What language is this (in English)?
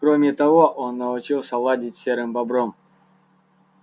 Russian